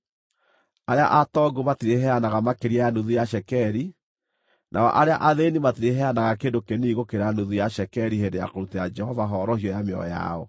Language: Kikuyu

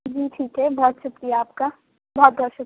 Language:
Urdu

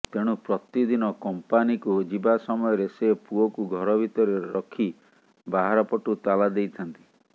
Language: Odia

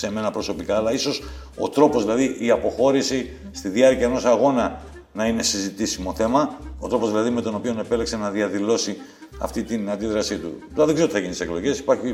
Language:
Greek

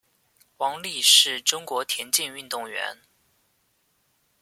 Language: Chinese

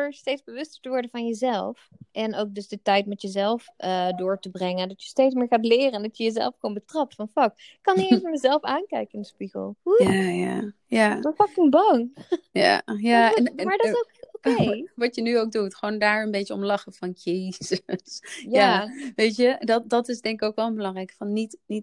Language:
Dutch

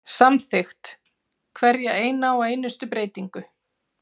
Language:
Icelandic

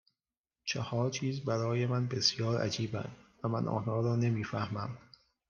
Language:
Persian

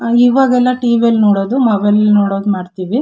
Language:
Kannada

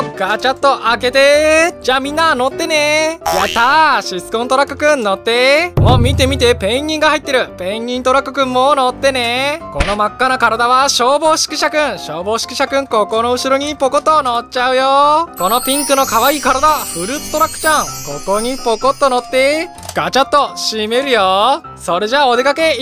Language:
Japanese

